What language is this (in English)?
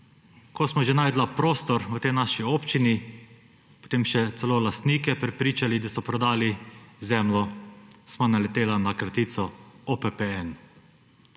Slovenian